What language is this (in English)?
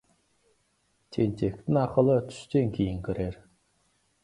Kazakh